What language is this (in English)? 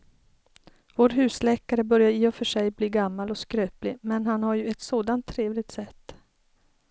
Swedish